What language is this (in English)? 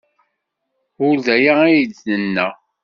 Kabyle